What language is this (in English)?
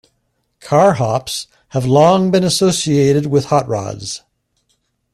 English